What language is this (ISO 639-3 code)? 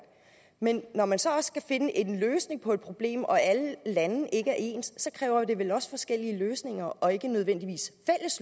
dan